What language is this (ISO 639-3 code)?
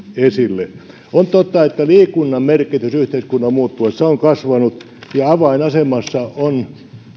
fin